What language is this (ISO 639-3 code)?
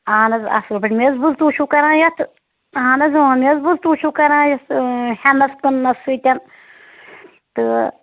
kas